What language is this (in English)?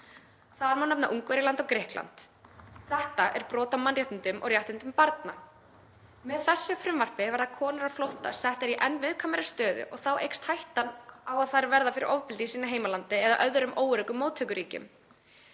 Icelandic